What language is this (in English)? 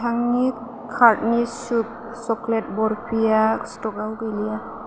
Bodo